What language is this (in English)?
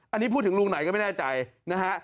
Thai